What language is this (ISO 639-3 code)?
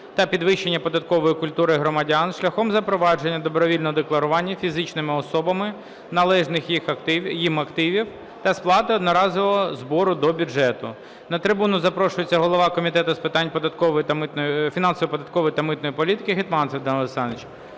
ukr